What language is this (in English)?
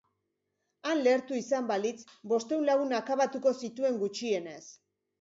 Basque